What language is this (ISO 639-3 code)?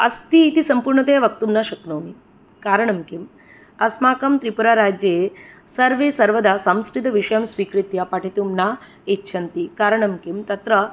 san